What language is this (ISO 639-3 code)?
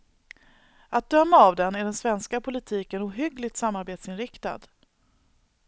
swe